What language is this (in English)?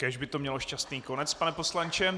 Czech